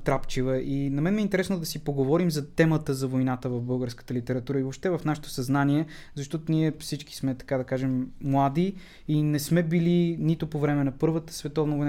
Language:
Bulgarian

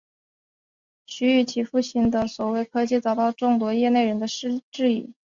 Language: Chinese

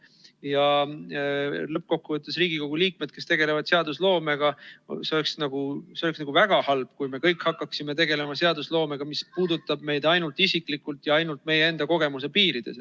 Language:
Estonian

